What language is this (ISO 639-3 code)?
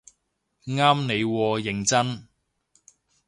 yue